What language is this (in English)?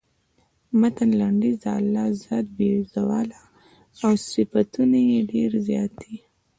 Pashto